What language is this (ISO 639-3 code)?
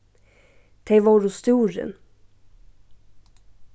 fao